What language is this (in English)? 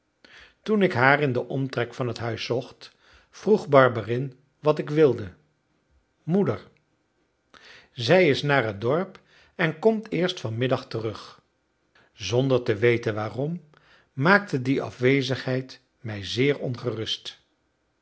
Dutch